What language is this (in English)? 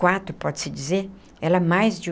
Portuguese